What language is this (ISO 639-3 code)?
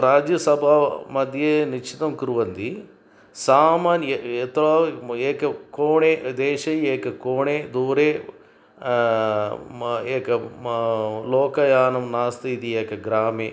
san